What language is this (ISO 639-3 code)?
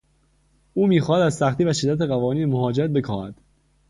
fas